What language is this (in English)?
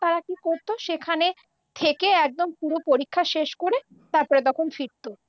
Bangla